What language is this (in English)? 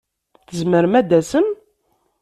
Kabyle